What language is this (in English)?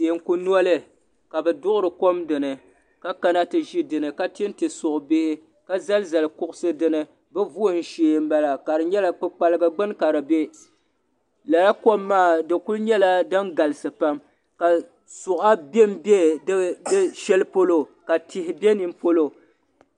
Dagbani